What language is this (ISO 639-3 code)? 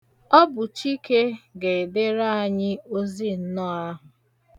ibo